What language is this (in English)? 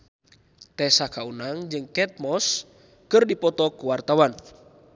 Sundanese